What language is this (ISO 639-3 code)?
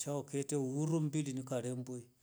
rof